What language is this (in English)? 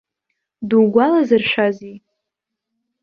Abkhazian